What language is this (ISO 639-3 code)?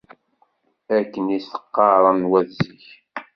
kab